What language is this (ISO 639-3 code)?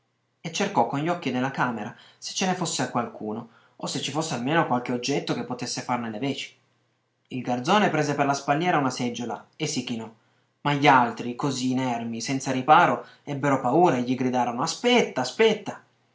ita